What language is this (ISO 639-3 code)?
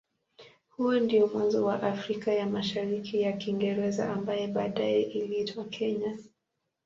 swa